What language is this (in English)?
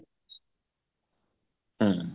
Odia